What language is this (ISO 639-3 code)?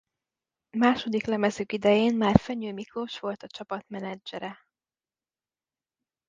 hun